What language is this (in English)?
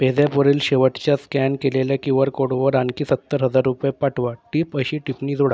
Marathi